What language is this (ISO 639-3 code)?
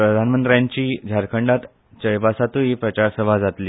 kok